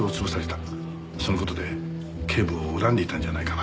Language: Japanese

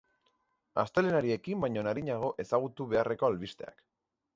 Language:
Basque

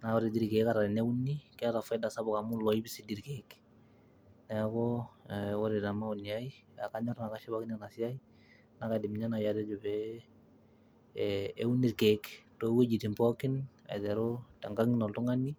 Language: Masai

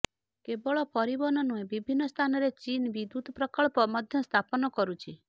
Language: Odia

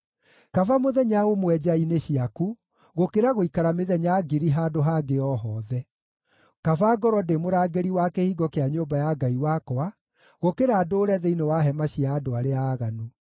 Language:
Kikuyu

